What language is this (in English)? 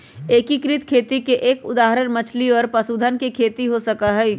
Magahi